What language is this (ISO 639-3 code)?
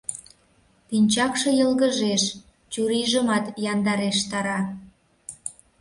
chm